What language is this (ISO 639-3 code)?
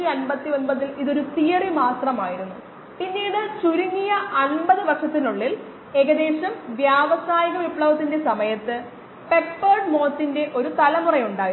mal